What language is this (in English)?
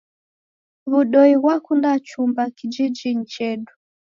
Taita